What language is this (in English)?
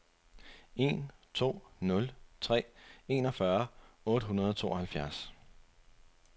Danish